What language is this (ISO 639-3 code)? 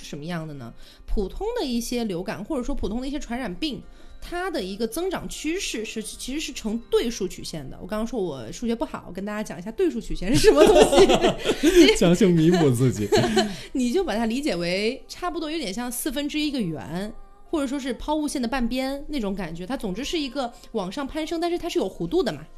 zho